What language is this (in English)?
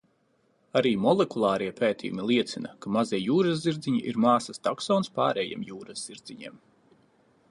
Latvian